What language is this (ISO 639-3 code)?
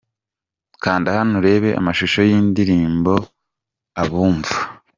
kin